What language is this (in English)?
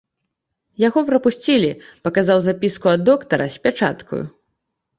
Belarusian